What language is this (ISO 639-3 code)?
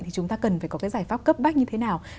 vie